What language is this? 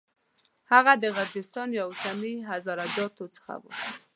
Pashto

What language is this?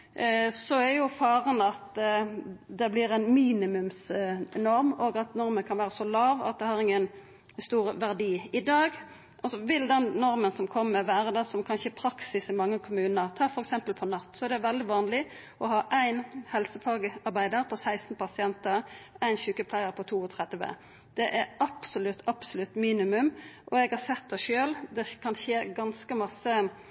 Norwegian Nynorsk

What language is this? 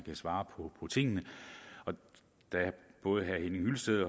Danish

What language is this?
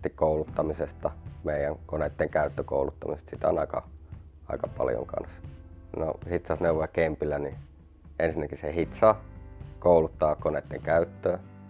Finnish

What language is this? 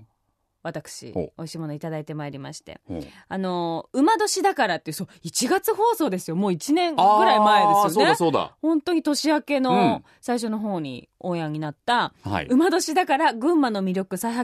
Japanese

